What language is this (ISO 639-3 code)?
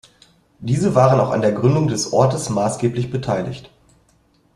deu